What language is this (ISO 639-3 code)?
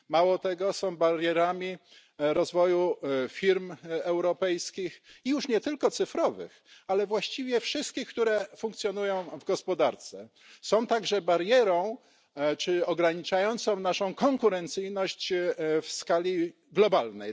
pol